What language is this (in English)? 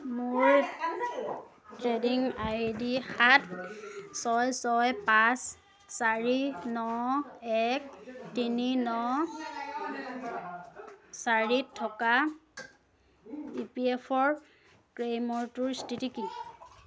Assamese